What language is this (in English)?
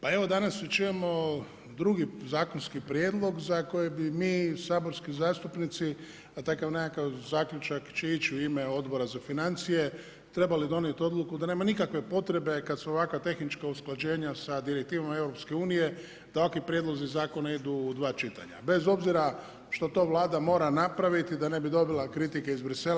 Croatian